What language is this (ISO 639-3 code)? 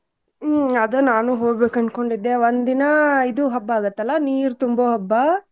kan